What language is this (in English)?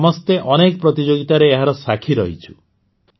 Odia